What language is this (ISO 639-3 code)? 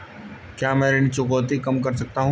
hin